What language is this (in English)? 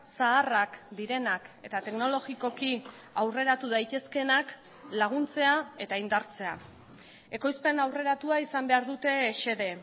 Basque